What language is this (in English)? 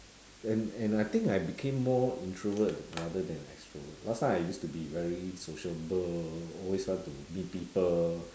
English